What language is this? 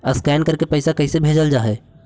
Magahi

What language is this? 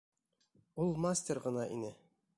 Bashkir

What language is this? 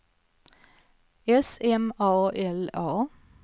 Swedish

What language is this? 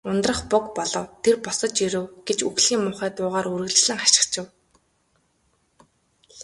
Mongolian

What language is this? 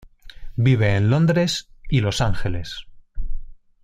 Spanish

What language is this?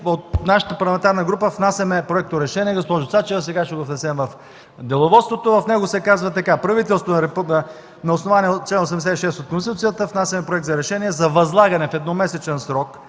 Bulgarian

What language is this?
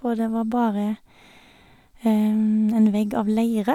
Norwegian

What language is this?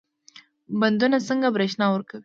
Pashto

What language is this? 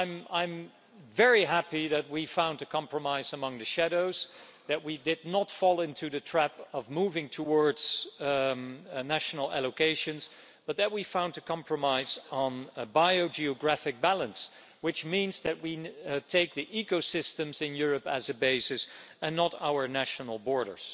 English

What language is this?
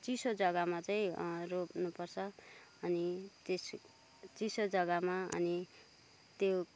Nepali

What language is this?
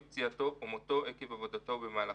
Hebrew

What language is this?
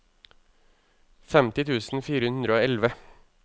Norwegian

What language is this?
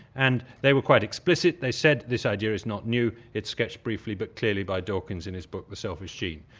English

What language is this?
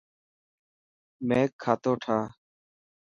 Dhatki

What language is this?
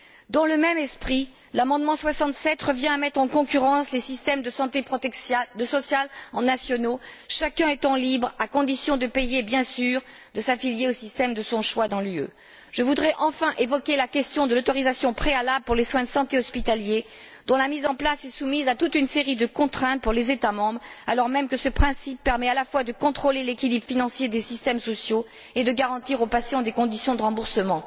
French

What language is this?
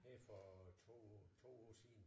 Danish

